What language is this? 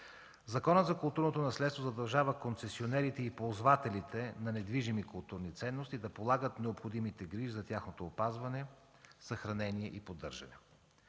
Bulgarian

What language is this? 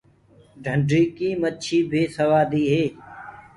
Gurgula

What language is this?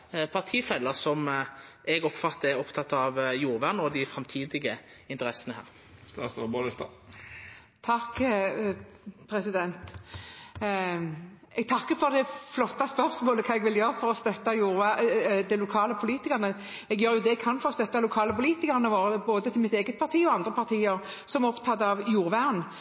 Norwegian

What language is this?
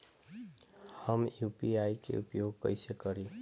Bhojpuri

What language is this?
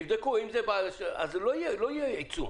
Hebrew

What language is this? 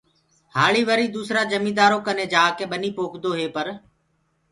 Gurgula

